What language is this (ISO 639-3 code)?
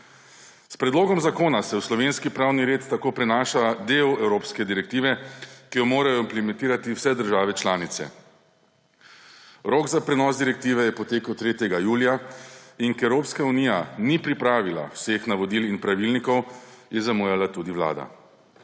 slv